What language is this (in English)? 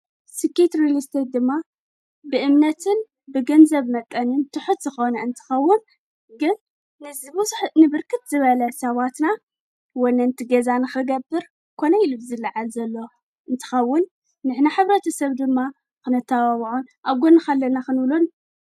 Tigrinya